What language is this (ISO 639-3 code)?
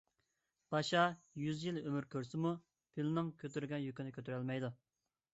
uig